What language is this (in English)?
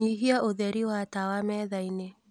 Kikuyu